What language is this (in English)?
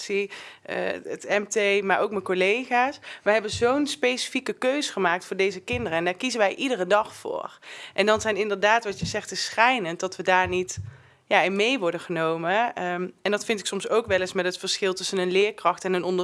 Dutch